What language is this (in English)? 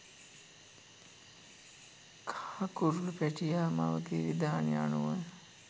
Sinhala